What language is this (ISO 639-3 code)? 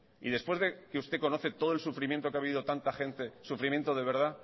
spa